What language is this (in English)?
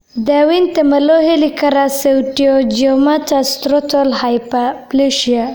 Somali